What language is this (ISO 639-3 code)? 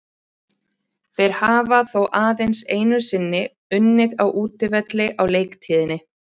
isl